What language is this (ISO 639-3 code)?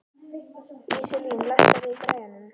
isl